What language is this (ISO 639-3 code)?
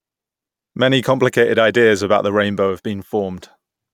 eng